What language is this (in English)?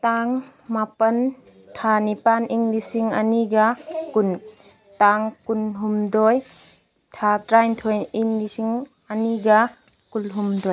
Manipuri